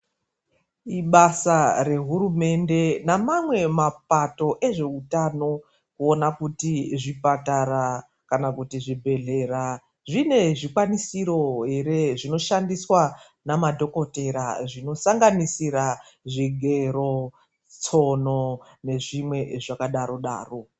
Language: Ndau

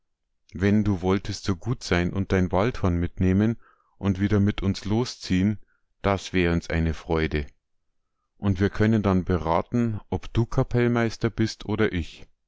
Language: German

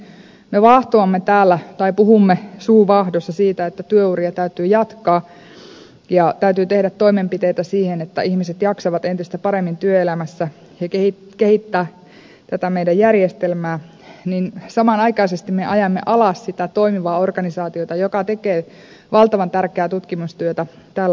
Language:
Finnish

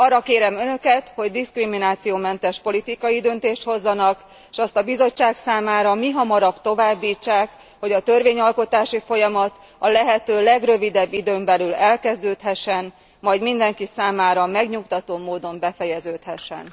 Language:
Hungarian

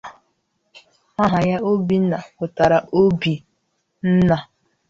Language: Igbo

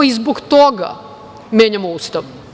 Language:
Serbian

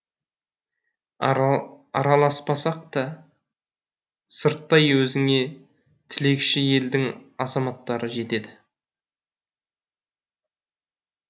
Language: Kazakh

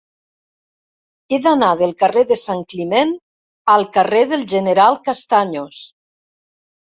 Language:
Catalan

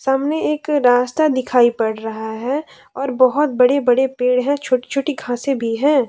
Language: Hindi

